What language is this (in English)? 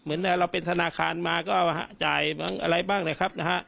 Thai